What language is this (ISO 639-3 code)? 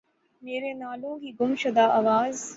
urd